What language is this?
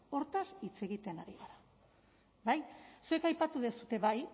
Basque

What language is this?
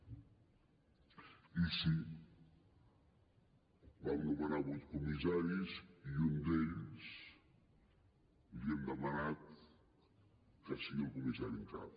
Catalan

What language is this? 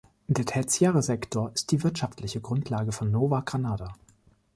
German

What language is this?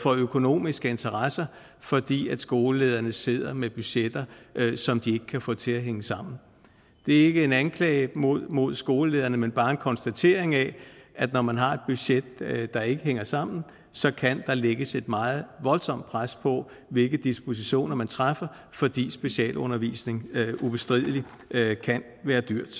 Danish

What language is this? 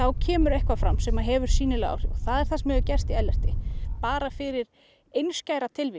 Icelandic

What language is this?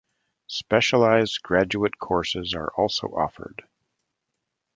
English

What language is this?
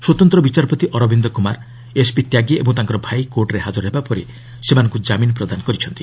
Odia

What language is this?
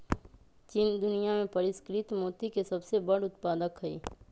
Magahi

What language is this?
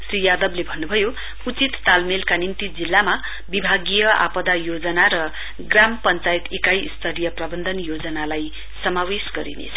Nepali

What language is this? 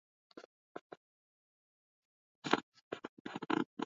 Swahili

